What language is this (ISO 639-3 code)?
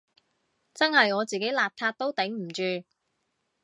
yue